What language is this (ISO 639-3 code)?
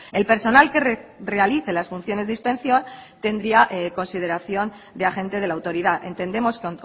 spa